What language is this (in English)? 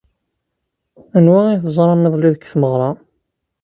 Kabyle